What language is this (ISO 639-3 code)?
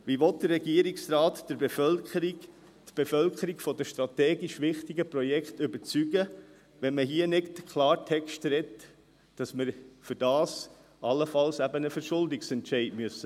gsw